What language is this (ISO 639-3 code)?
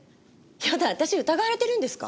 jpn